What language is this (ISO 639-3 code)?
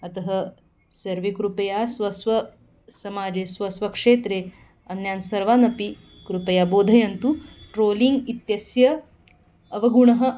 san